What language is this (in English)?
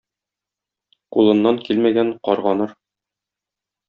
Tatar